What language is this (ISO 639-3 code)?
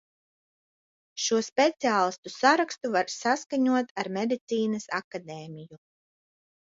lav